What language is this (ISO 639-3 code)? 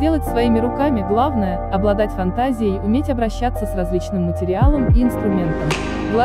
rus